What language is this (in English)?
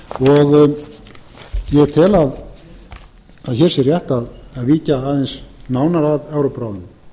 Icelandic